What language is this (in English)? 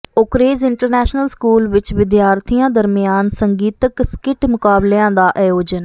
Punjabi